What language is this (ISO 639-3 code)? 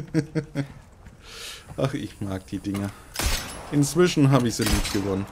deu